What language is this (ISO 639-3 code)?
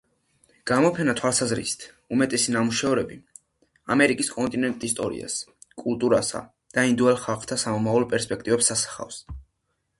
kat